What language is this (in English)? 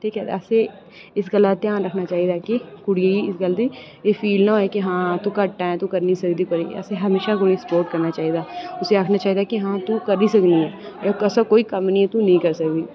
Dogri